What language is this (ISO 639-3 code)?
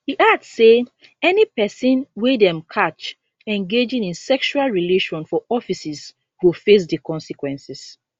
pcm